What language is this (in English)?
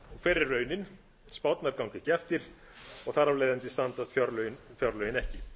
Icelandic